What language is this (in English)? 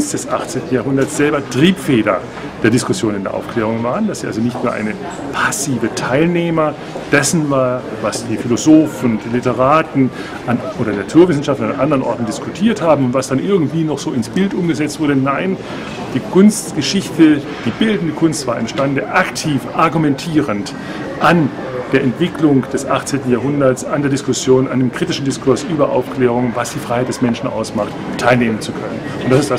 German